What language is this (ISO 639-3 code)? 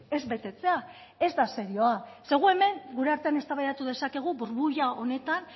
eus